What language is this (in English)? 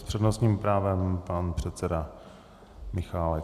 Czech